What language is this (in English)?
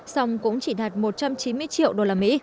Vietnamese